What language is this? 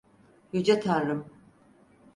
Turkish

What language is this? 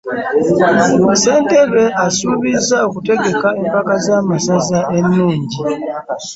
Ganda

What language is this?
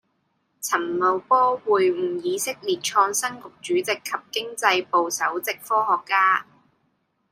Cantonese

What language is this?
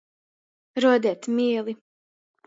Latgalian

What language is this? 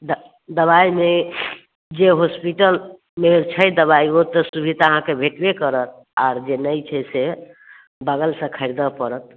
Maithili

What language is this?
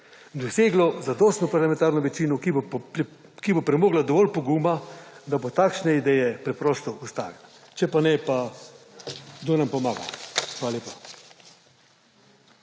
Slovenian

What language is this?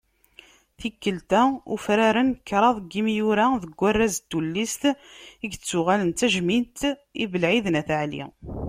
Kabyle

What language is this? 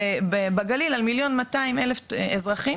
Hebrew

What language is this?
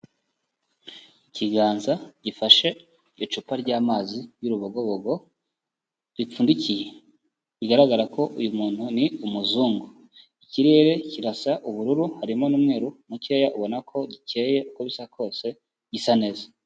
Kinyarwanda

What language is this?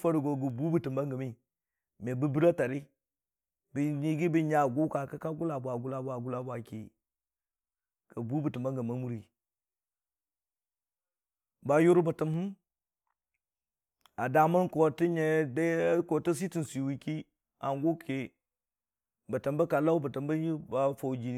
Dijim-Bwilim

